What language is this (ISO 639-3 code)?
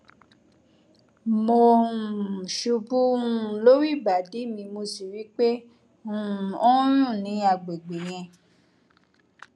yor